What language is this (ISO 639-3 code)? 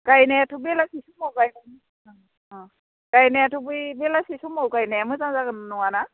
brx